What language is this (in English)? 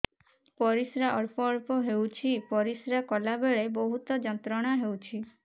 Odia